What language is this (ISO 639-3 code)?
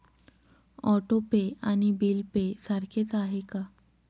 mar